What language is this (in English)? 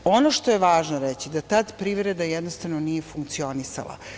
Serbian